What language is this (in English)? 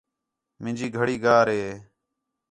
Khetrani